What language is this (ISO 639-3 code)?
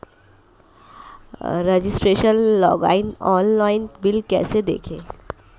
hin